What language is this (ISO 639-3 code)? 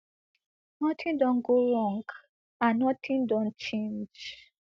pcm